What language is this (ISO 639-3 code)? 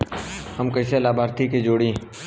bho